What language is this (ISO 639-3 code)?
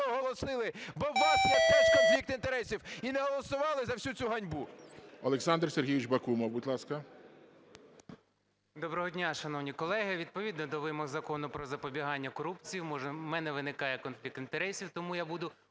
ukr